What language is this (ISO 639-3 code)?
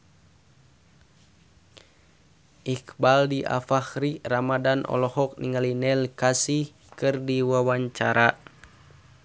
sun